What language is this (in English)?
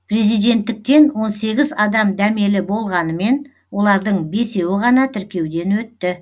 Kazakh